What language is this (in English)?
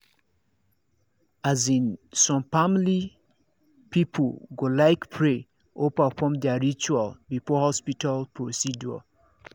Nigerian Pidgin